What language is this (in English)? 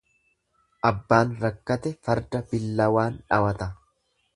Oromo